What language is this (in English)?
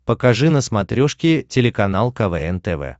Russian